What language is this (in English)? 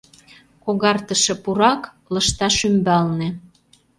Mari